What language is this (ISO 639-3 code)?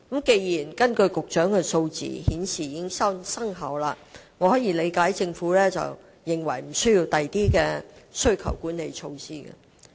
yue